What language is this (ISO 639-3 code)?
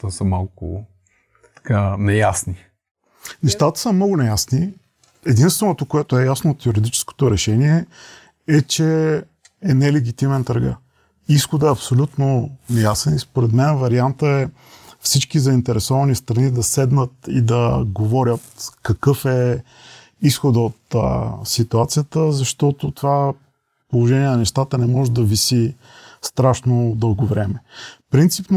bul